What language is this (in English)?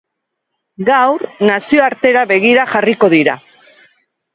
Basque